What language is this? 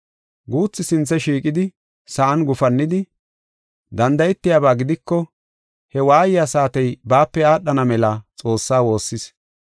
Gofa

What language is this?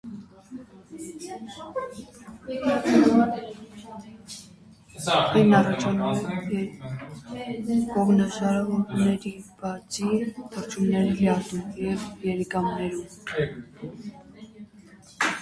Armenian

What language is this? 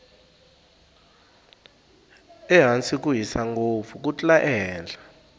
Tsonga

